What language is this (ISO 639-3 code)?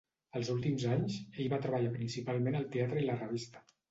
cat